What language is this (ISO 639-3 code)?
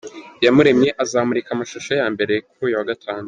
kin